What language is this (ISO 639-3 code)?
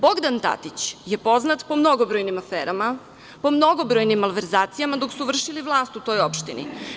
srp